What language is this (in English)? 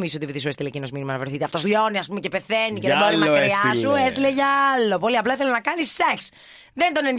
Greek